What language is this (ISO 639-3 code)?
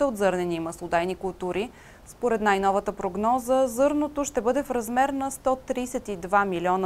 bul